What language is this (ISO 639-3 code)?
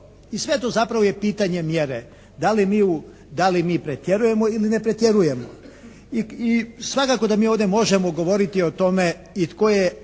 hrv